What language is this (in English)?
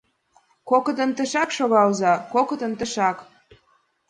Mari